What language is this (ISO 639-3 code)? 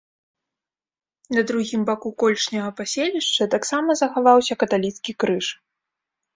bel